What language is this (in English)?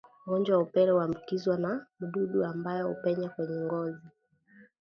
Swahili